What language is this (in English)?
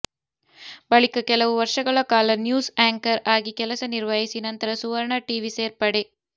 Kannada